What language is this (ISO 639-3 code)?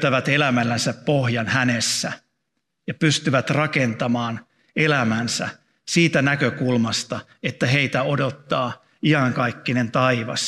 fin